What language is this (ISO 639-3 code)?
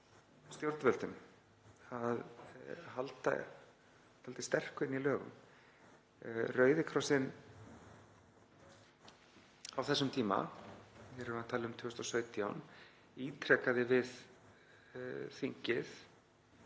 isl